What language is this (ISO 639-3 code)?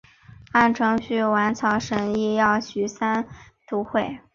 zho